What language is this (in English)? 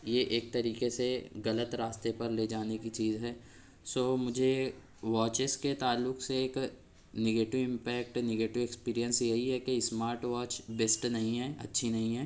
Urdu